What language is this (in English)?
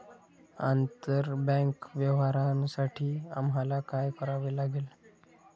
Marathi